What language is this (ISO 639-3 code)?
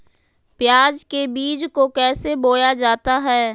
mag